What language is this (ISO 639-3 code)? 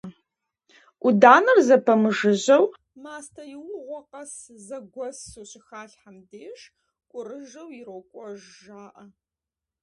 kbd